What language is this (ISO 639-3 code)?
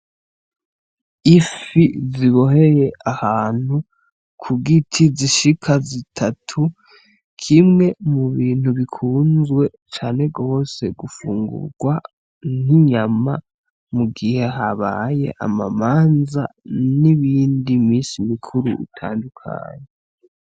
run